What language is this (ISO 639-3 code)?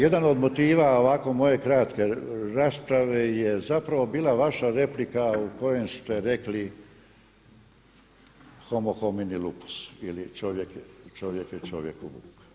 hrv